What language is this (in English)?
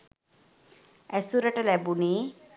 Sinhala